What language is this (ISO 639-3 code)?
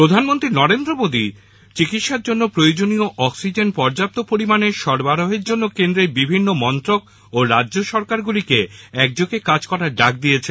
ben